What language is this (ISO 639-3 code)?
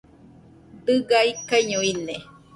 hux